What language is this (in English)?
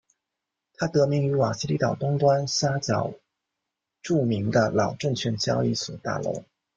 Chinese